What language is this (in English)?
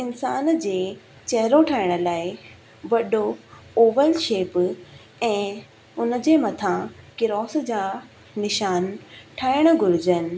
Sindhi